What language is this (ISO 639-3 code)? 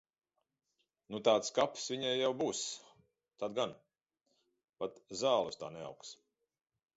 lav